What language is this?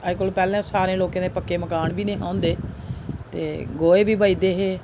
Dogri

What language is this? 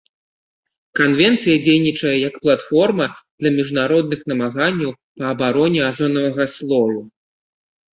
Belarusian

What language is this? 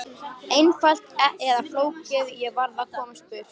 Icelandic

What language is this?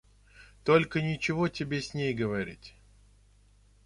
Russian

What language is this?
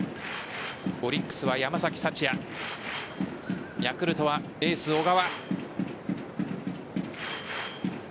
Japanese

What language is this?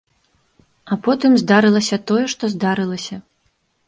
Belarusian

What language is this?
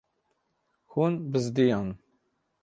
Kurdish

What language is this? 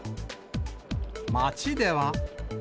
Japanese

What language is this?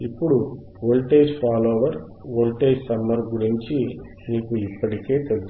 Telugu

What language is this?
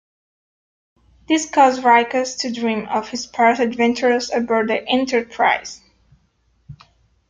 English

